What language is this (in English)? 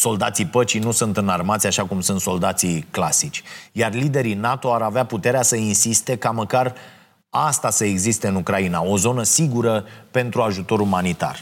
Romanian